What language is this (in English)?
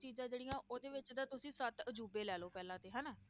Punjabi